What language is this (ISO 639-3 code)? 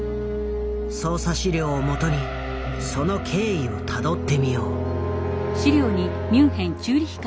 jpn